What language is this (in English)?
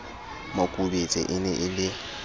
Southern Sotho